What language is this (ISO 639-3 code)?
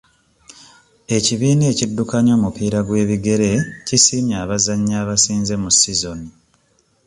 lug